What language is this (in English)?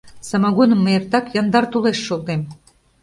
Mari